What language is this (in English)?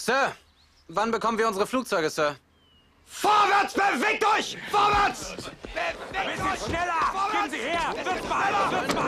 German